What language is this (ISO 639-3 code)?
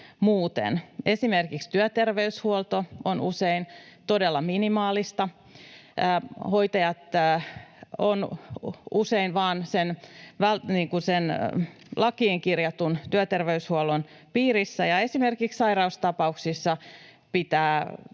fin